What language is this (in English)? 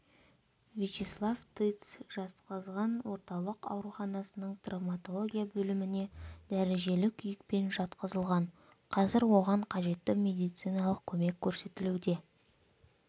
Kazakh